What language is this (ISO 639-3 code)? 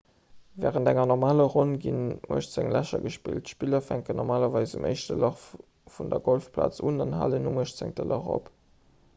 ltz